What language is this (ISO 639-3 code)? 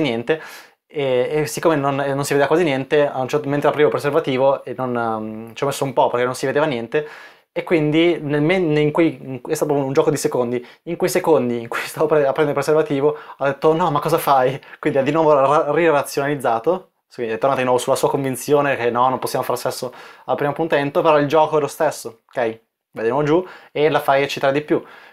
ita